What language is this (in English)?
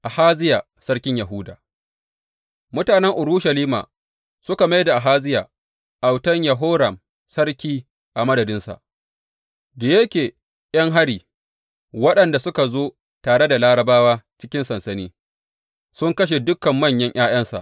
Hausa